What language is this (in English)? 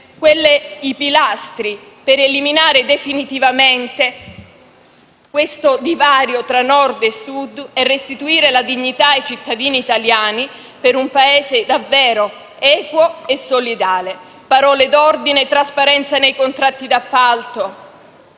Italian